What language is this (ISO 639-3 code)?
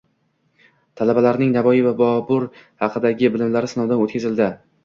uzb